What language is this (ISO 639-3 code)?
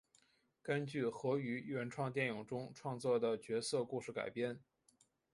zho